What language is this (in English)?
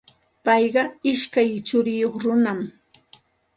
Santa Ana de Tusi Pasco Quechua